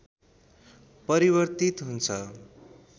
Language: Nepali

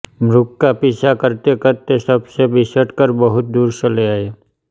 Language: Hindi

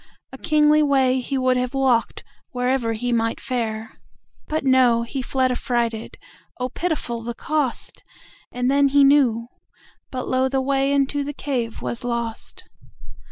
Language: English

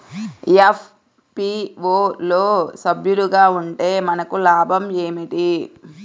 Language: Telugu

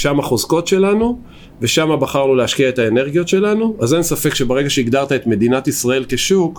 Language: Hebrew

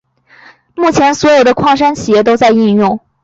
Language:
Chinese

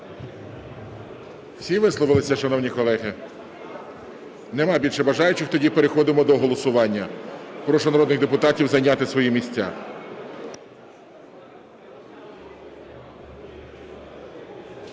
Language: Ukrainian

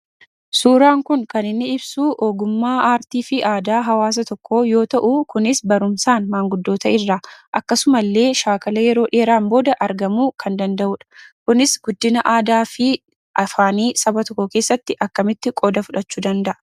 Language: Oromo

